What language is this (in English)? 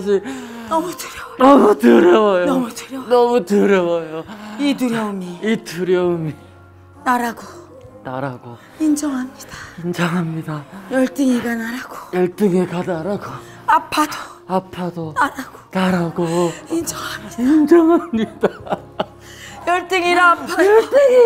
Korean